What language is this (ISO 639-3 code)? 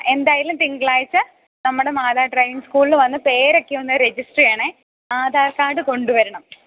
mal